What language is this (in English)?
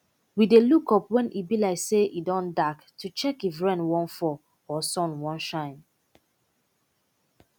Nigerian Pidgin